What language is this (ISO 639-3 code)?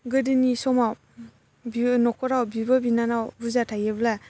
brx